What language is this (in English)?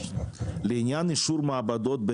Hebrew